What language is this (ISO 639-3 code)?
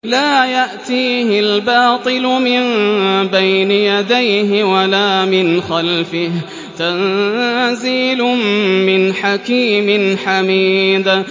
ara